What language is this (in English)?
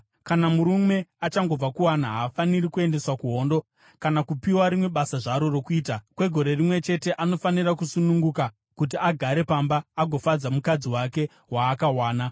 Shona